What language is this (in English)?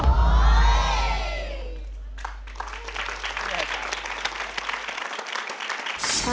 Thai